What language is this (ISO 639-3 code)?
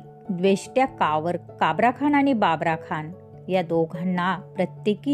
mar